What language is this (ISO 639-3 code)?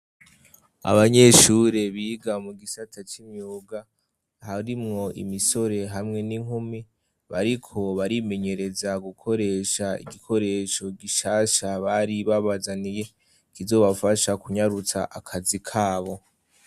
run